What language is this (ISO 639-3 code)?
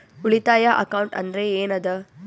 kan